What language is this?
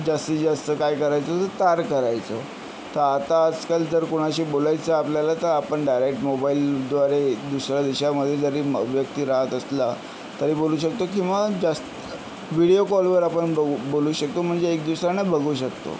Marathi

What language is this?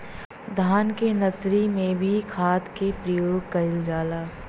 Bhojpuri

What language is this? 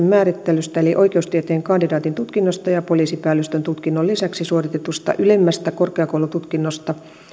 Finnish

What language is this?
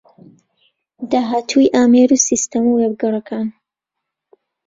Central Kurdish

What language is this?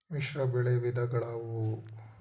Kannada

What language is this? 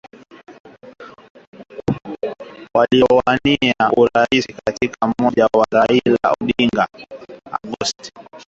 Swahili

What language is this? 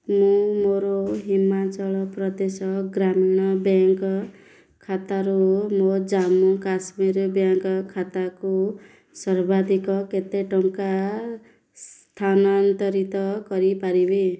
Odia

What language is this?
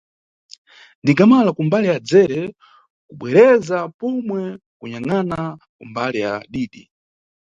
Nyungwe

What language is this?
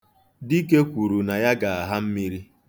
Igbo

